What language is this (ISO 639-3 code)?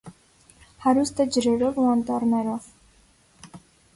hye